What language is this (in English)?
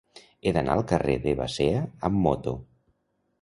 Catalan